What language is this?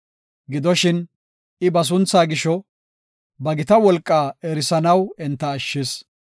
Gofa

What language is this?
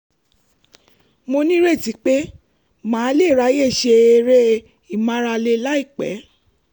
Yoruba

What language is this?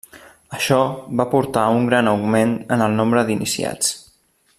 Catalan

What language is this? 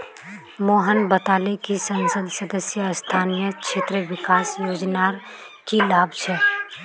Magahi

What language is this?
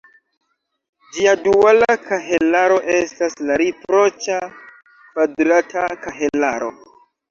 Esperanto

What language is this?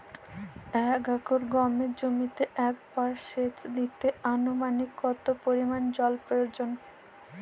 Bangla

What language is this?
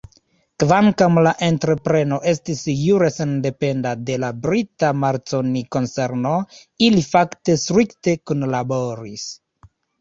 Esperanto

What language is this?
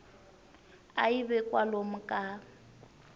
Tsonga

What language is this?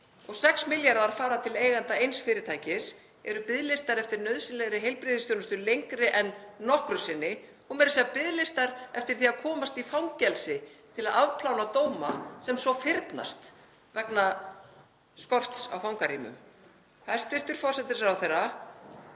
Icelandic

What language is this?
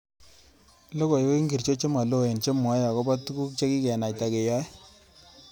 Kalenjin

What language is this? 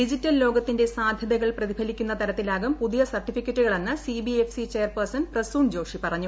Malayalam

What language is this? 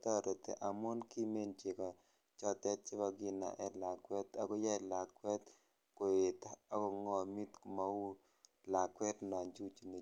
Kalenjin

